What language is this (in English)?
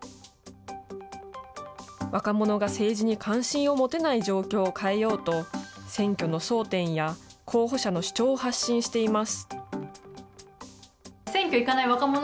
Japanese